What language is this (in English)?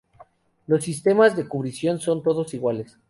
Spanish